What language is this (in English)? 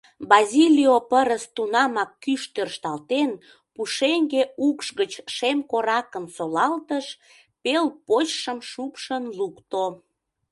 Mari